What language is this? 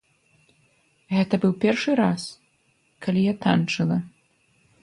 Belarusian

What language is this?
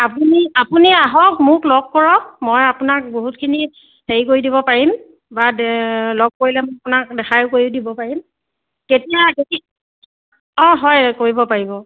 Assamese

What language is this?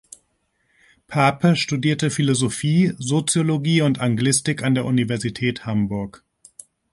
German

